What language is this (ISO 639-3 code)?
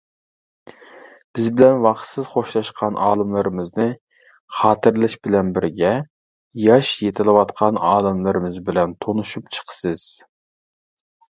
uig